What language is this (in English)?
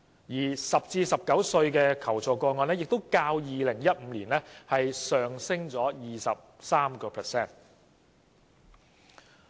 Cantonese